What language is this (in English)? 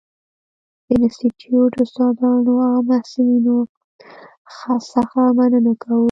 Pashto